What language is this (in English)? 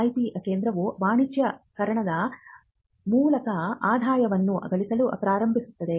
Kannada